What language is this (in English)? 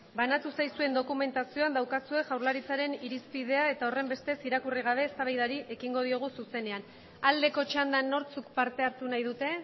Basque